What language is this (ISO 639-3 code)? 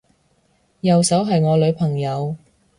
yue